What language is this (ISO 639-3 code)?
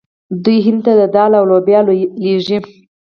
pus